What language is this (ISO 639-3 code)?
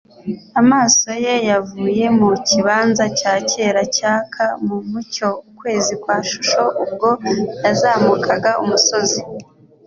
kin